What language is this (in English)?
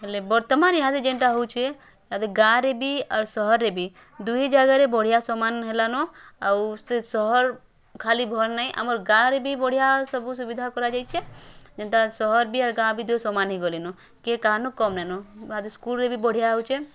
Odia